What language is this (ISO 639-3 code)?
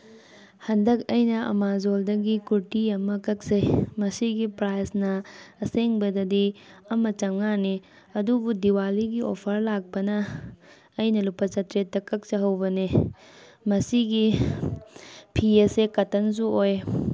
mni